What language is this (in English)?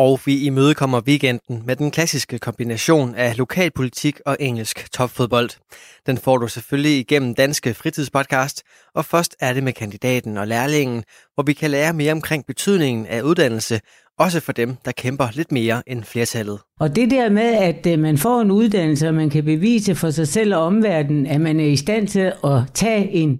Danish